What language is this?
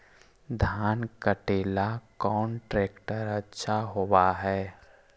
Magahi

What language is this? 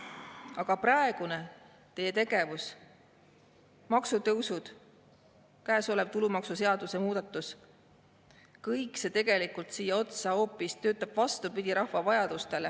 Estonian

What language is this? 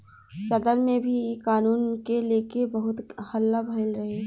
Bhojpuri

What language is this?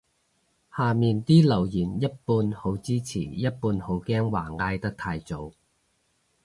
Cantonese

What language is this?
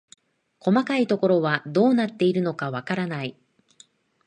Japanese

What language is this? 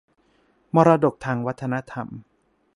Thai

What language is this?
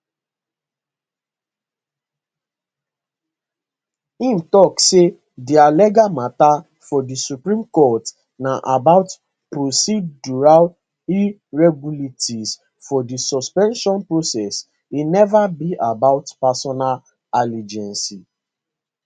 Nigerian Pidgin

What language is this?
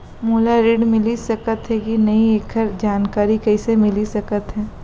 Chhattisgarhi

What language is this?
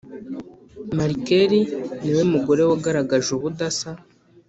Kinyarwanda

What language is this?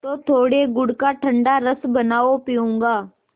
Hindi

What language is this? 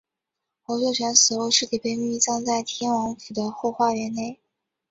Chinese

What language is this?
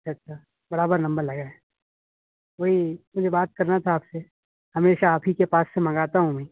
Urdu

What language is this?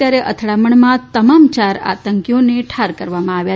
Gujarati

